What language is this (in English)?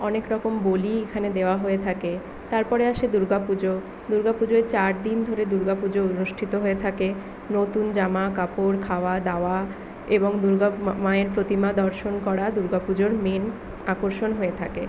Bangla